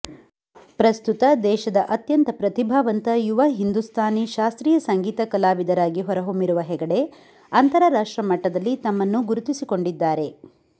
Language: Kannada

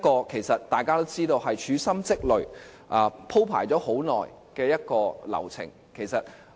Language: Cantonese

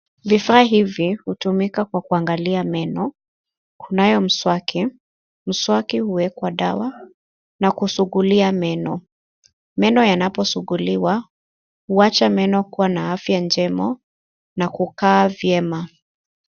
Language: Swahili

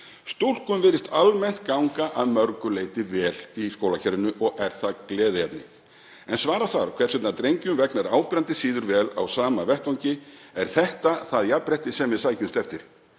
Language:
Icelandic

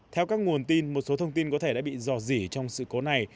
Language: Vietnamese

